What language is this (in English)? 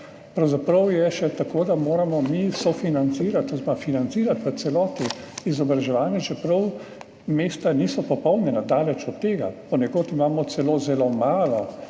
Slovenian